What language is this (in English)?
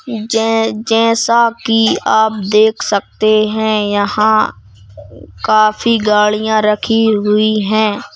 Hindi